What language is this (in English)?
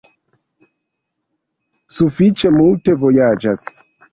Esperanto